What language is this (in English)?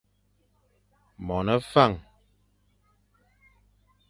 Fang